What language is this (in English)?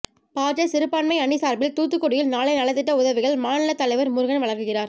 Tamil